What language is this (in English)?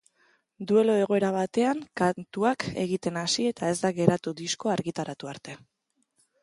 Basque